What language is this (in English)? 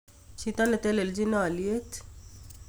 Kalenjin